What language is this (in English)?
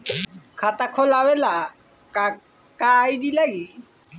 Bhojpuri